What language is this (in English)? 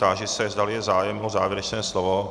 Czech